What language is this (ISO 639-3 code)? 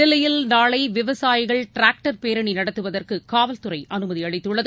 tam